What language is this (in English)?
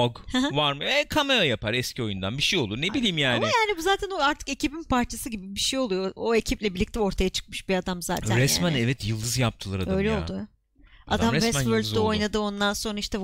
Turkish